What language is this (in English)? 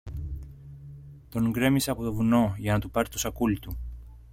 Greek